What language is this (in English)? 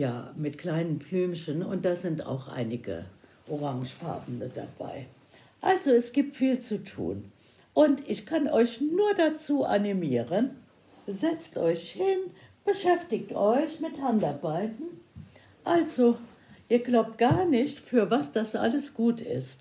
German